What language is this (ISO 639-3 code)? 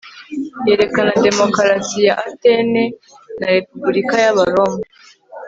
kin